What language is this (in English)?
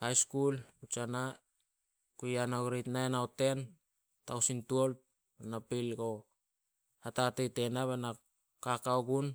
Solos